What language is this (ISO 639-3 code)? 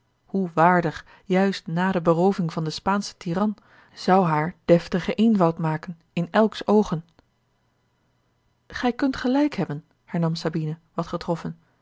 nld